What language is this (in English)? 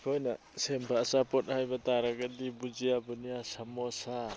Manipuri